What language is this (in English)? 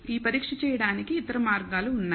Telugu